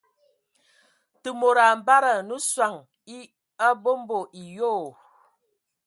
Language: Ewondo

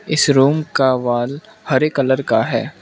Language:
Hindi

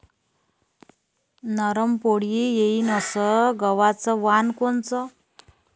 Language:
Marathi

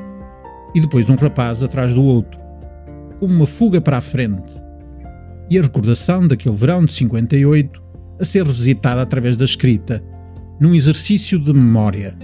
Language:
Portuguese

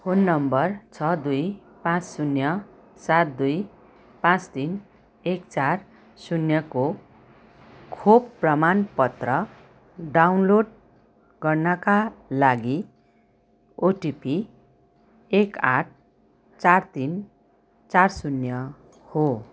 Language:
Nepali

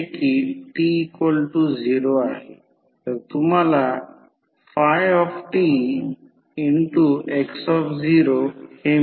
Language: Marathi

